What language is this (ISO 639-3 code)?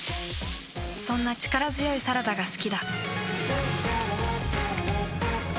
jpn